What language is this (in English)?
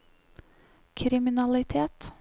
Norwegian